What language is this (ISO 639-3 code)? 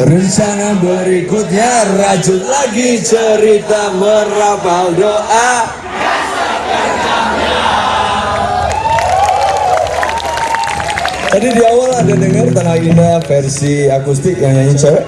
ind